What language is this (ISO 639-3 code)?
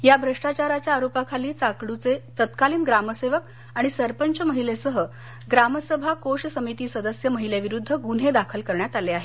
mar